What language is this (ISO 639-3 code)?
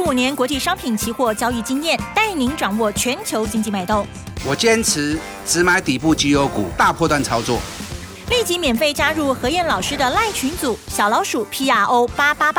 zho